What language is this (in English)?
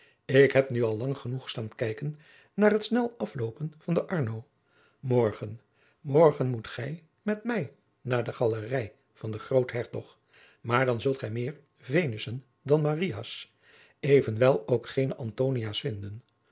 Dutch